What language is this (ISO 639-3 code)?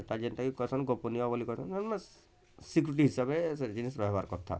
ori